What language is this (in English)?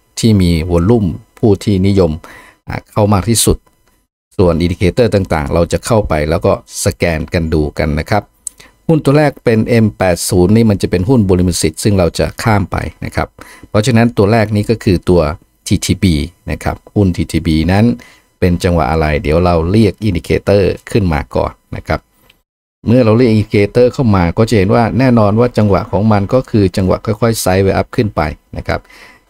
Thai